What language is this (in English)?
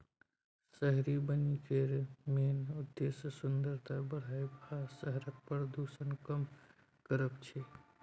Maithili